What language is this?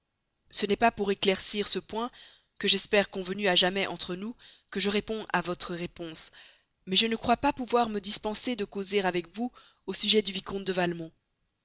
French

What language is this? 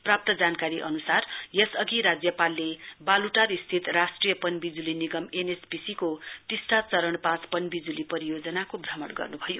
Nepali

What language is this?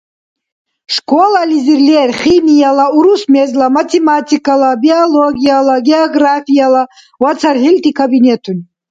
Dargwa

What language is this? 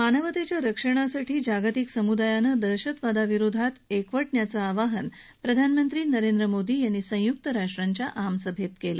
Marathi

